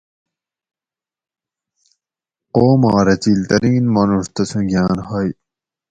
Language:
Gawri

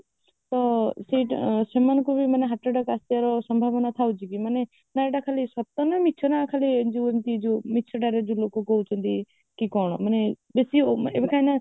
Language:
Odia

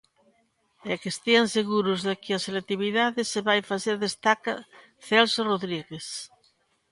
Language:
Galician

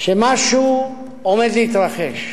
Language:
Hebrew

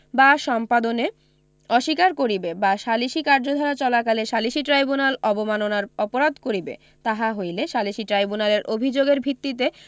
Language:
Bangla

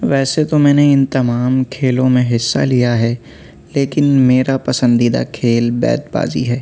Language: Urdu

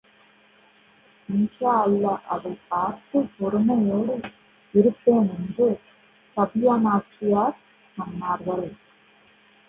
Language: Tamil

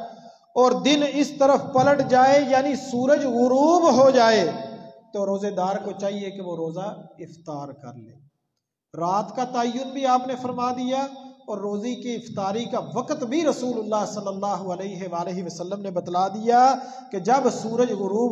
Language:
Arabic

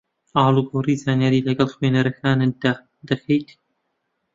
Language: Central Kurdish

